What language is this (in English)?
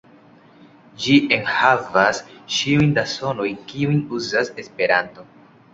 Esperanto